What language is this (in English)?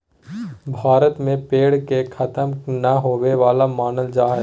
Magahi